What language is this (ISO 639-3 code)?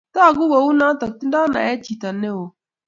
kln